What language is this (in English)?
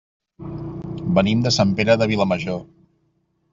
Catalan